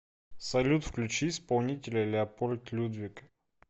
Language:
Russian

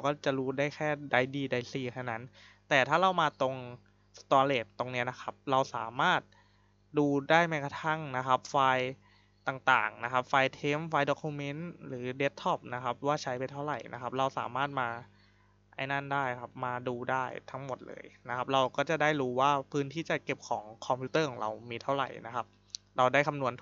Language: Thai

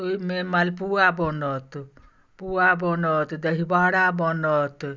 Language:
Maithili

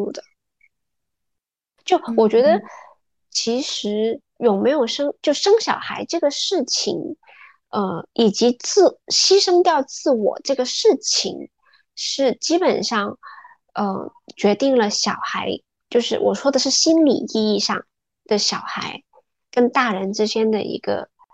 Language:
Chinese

